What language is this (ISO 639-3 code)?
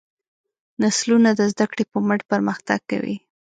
pus